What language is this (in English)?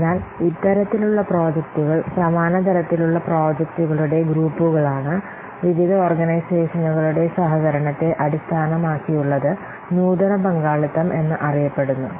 Malayalam